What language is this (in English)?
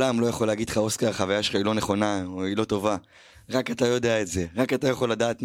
Hebrew